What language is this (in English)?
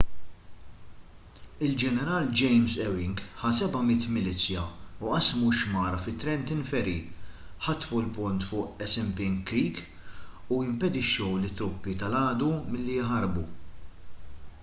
Maltese